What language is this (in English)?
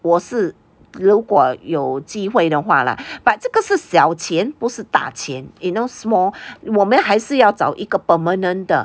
English